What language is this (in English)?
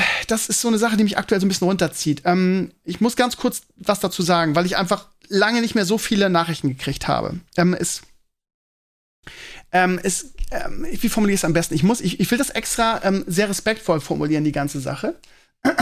German